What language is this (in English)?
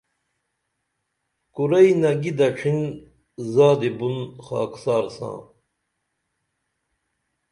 Dameli